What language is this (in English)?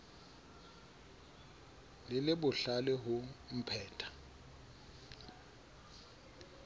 Southern Sotho